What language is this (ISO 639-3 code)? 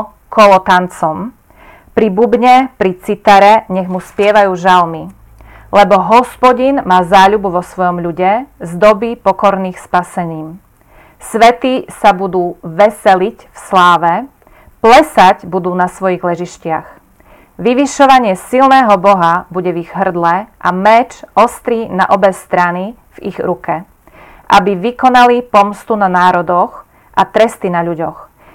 slk